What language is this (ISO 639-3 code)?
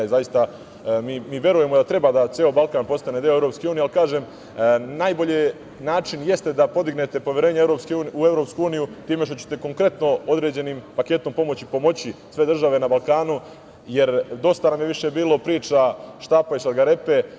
srp